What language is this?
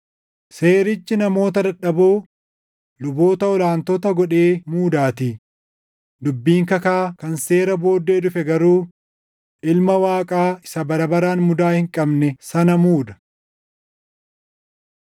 Oromo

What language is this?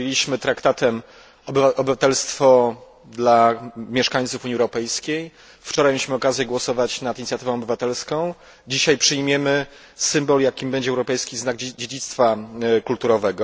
Polish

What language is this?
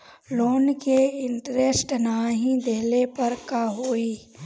Bhojpuri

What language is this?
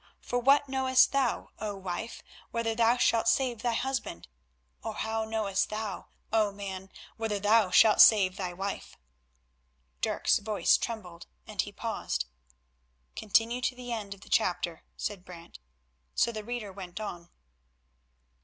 English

